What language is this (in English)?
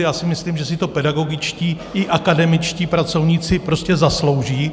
Czech